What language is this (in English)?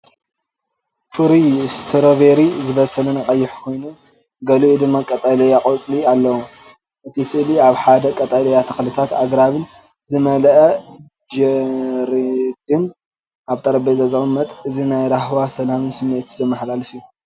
Tigrinya